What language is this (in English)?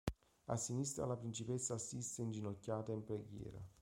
Italian